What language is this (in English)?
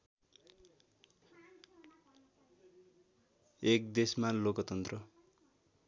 Nepali